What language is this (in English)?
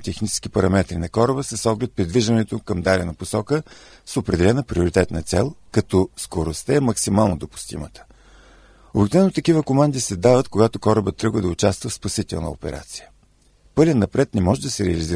Bulgarian